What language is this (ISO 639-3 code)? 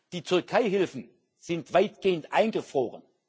deu